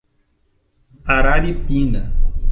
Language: Portuguese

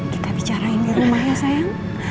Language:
Indonesian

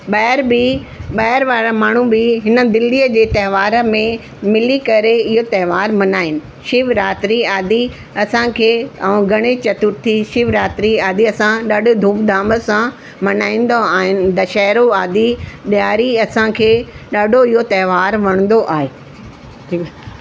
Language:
Sindhi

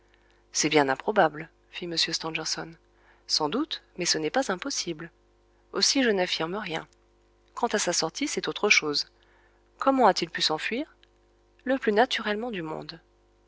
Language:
French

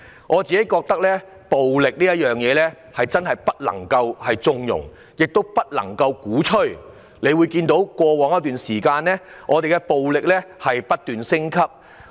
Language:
Cantonese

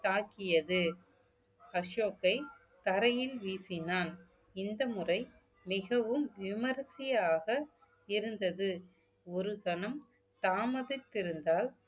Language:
Tamil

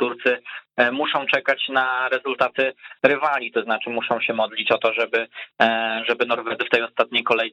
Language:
Polish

